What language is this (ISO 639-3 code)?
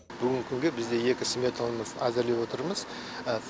kaz